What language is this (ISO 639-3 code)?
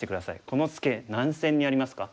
jpn